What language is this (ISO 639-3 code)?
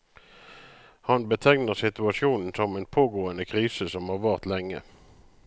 nor